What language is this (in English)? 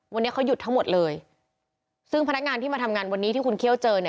Thai